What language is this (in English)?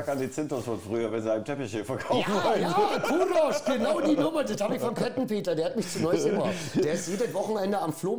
German